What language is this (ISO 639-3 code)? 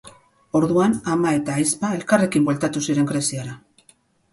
eus